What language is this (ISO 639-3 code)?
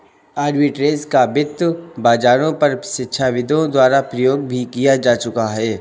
hin